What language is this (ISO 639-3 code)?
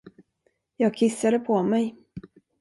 swe